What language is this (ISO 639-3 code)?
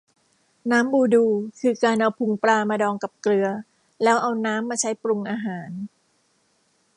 tha